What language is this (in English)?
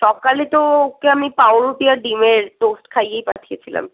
Bangla